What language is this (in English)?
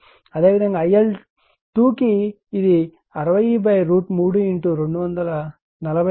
Telugu